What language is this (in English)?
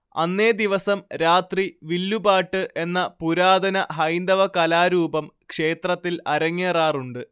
Malayalam